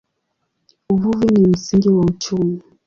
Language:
Swahili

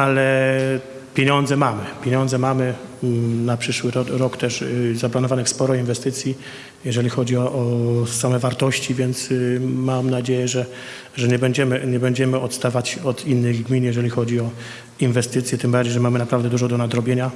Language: Polish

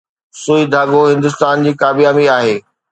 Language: Sindhi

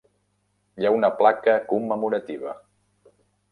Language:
Catalan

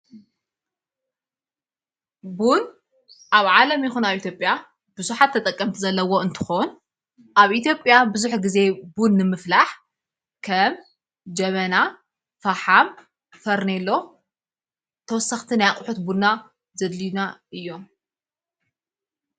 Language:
Tigrinya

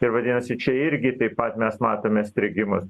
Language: Lithuanian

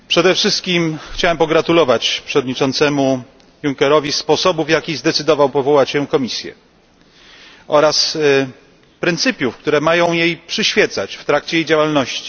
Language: Polish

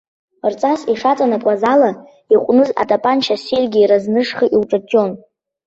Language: Abkhazian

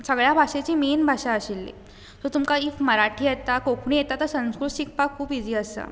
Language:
Konkani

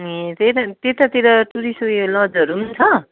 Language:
Nepali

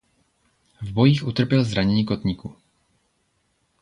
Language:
Czech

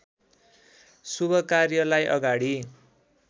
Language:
Nepali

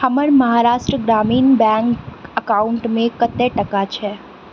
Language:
Maithili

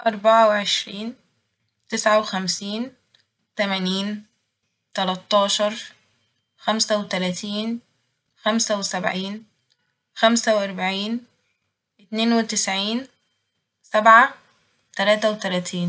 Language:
Egyptian Arabic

